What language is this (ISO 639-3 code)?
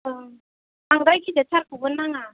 brx